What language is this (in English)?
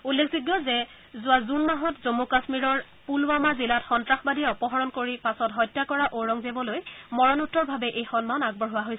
Assamese